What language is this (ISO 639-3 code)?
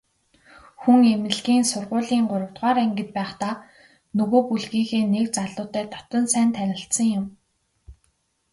mon